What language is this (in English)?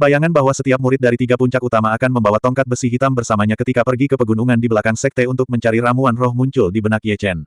Indonesian